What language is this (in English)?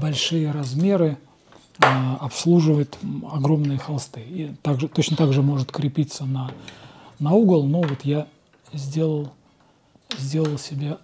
Russian